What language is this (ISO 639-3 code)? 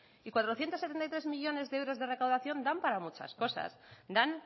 spa